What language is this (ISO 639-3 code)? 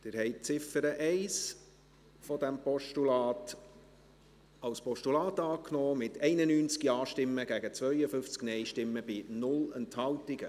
gsw